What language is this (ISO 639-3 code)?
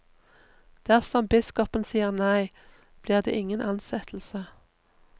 nor